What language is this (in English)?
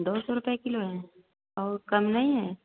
Hindi